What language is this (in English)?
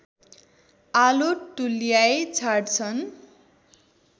Nepali